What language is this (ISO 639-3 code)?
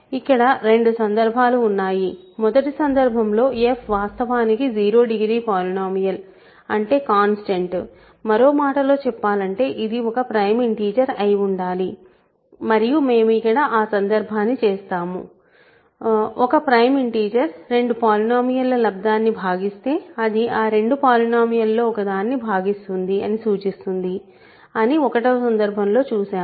tel